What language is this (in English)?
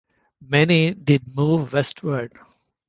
English